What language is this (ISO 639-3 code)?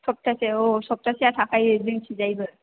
brx